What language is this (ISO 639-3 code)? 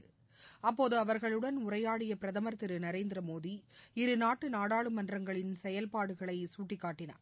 tam